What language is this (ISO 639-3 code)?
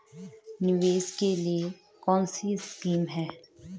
hin